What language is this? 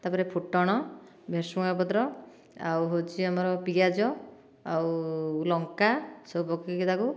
Odia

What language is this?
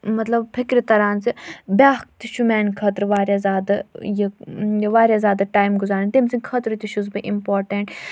Kashmiri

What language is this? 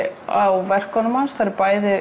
Icelandic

